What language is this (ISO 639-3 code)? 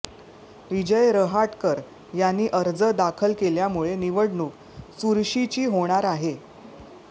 mar